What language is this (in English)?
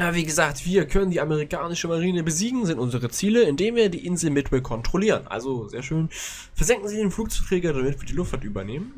German